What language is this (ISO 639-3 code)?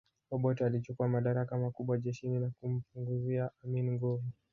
swa